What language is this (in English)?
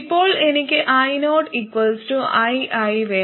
Malayalam